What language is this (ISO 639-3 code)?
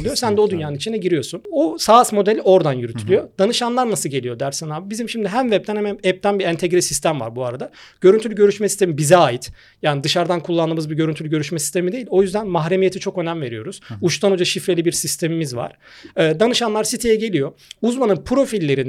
tur